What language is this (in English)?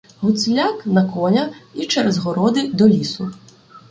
Ukrainian